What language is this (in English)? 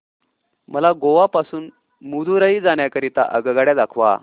Marathi